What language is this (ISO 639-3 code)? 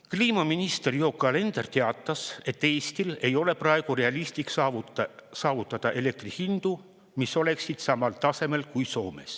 est